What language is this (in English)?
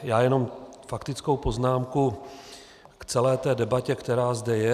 Czech